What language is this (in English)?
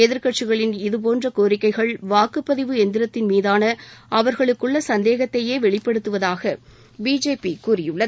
Tamil